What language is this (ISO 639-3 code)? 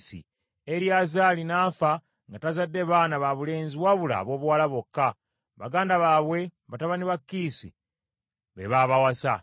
lug